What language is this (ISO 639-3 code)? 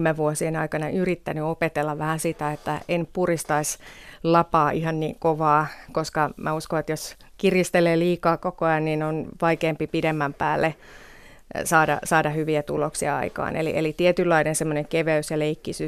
fin